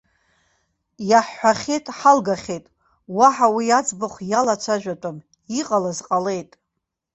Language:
Abkhazian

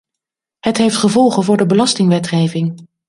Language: Dutch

